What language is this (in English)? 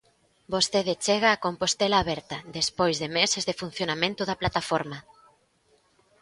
Galician